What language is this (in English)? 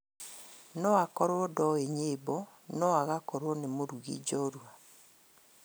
Kikuyu